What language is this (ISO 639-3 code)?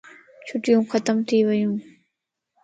lss